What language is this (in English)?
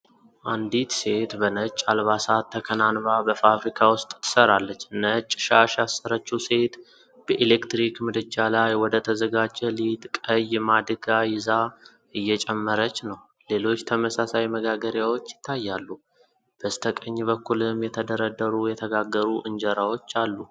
Amharic